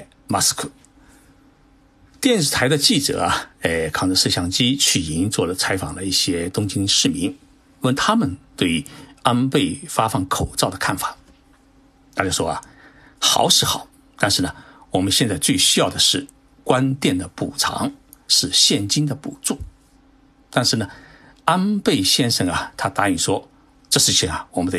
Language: Chinese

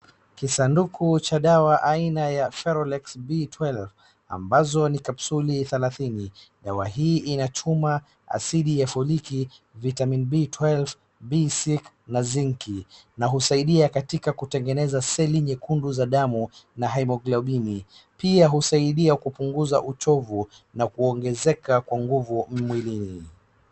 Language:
Swahili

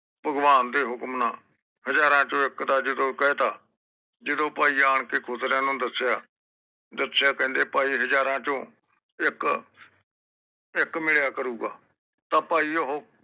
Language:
Punjabi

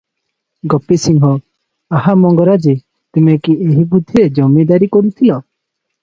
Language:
Odia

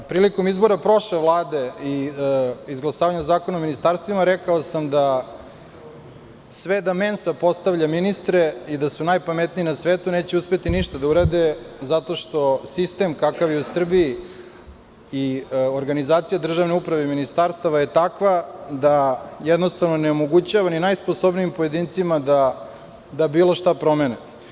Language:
Serbian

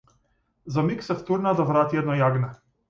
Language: Macedonian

